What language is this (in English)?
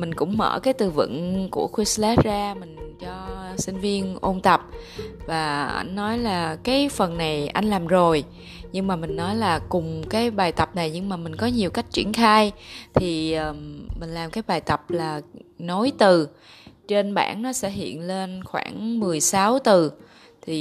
Vietnamese